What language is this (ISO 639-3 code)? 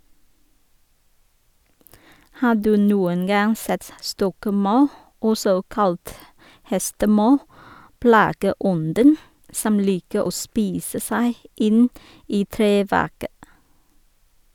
nor